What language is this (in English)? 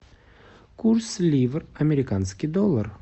Russian